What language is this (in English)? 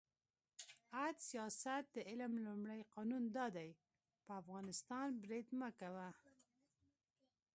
Pashto